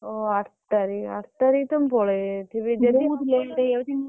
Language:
Odia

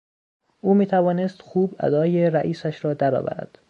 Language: Persian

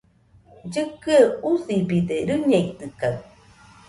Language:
Nüpode Huitoto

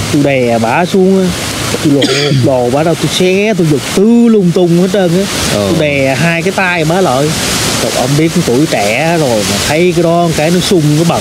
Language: Vietnamese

